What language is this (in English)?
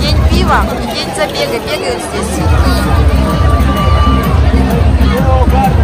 Russian